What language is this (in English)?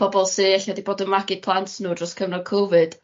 Welsh